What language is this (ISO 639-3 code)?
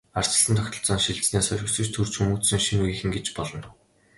mon